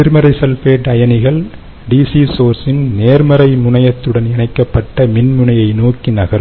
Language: Tamil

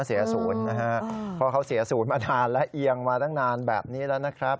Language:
Thai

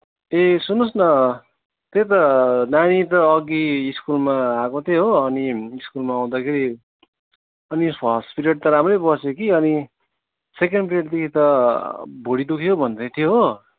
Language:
Nepali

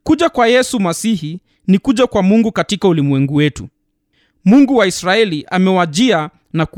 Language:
Swahili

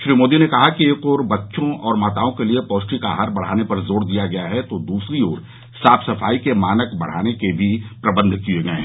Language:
Hindi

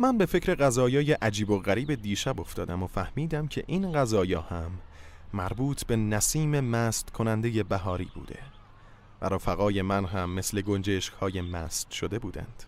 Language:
Persian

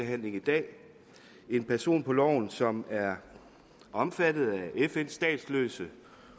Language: Danish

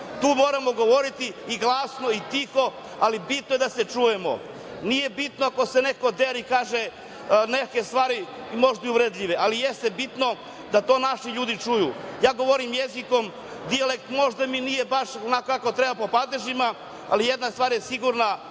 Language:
Serbian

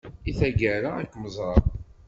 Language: Kabyle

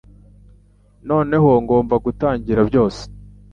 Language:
Kinyarwanda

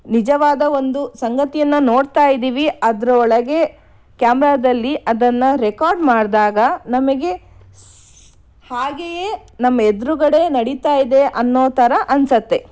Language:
Kannada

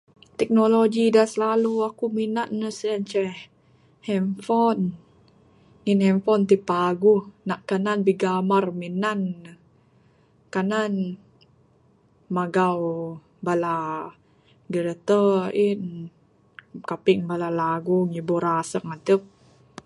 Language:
Bukar-Sadung Bidayuh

